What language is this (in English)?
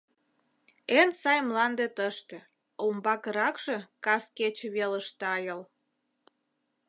Mari